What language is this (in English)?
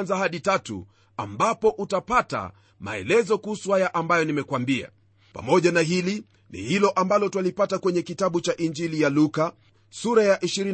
Swahili